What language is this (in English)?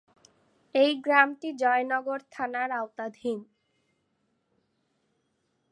Bangla